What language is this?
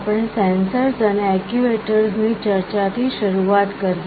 Gujarati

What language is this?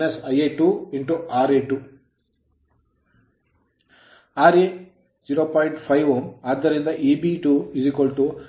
Kannada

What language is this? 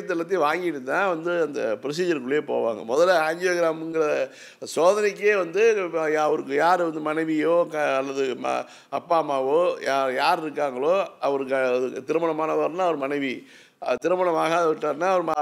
Tamil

